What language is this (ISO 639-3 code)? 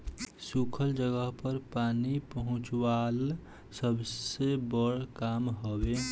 bho